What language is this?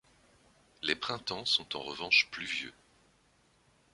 French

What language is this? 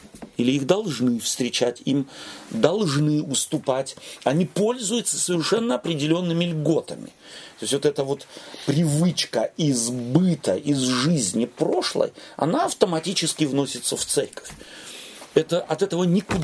Russian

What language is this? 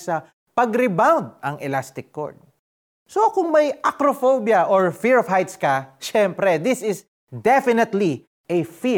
Filipino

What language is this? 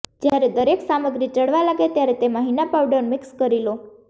Gujarati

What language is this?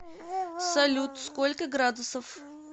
Russian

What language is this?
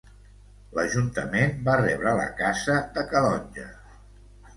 Catalan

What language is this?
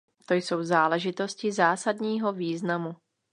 Czech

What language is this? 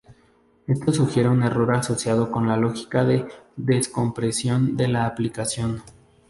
Spanish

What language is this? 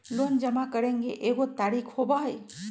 Magahi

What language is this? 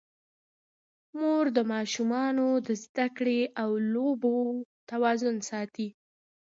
Pashto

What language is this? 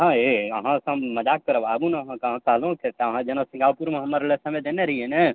Maithili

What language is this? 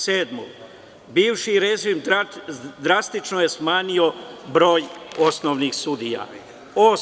Serbian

